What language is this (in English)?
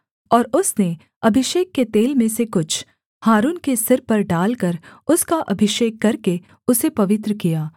Hindi